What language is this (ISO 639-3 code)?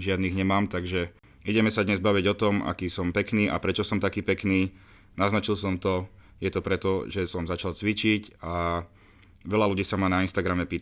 slk